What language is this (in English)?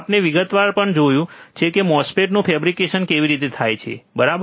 Gujarati